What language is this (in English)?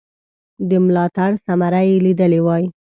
Pashto